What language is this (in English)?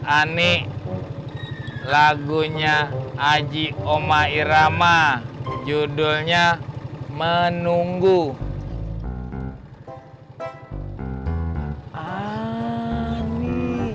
Indonesian